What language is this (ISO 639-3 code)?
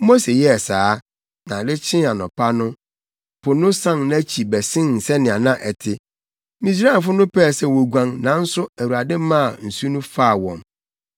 aka